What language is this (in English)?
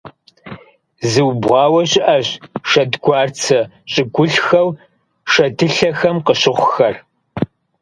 Kabardian